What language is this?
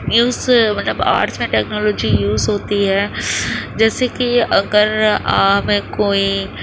Urdu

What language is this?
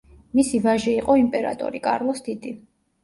Georgian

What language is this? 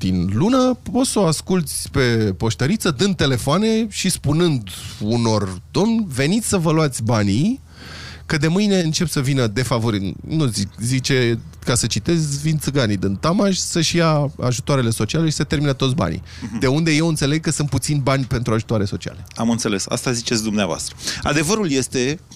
Romanian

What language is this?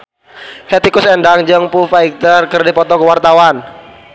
Sundanese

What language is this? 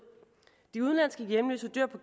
Danish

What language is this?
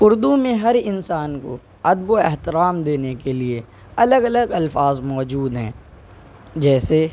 Urdu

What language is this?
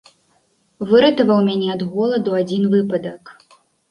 Belarusian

